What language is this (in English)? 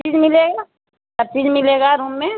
Urdu